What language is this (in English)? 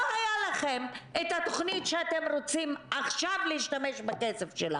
Hebrew